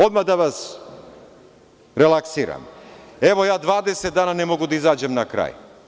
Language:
Serbian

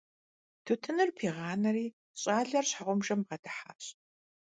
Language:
Kabardian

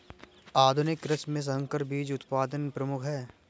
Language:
Hindi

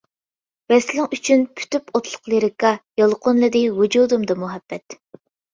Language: Uyghur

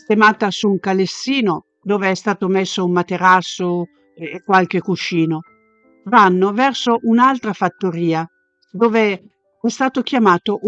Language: Italian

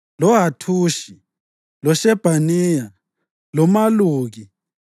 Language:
North Ndebele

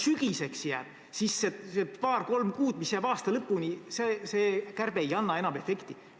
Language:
Estonian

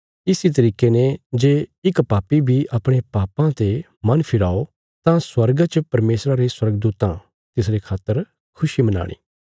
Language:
Bilaspuri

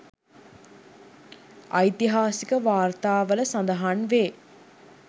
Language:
Sinhala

